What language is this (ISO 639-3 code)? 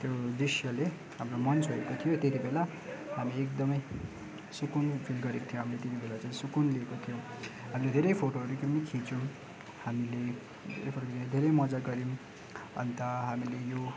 nep